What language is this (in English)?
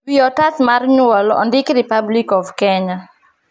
Luo (Kenya and Tanzania)